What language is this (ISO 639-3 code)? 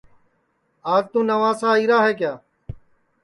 ssi